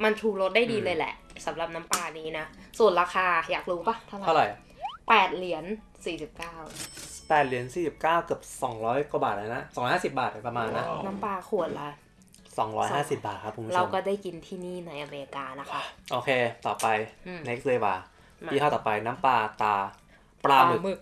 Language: Thai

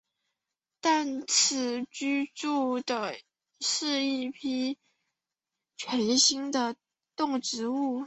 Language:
Chinese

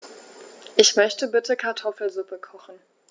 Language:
German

